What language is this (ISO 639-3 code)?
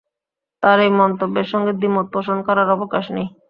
ben